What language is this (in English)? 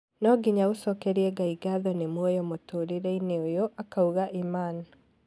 Kikuyu